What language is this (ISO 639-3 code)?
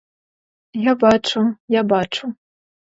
ukr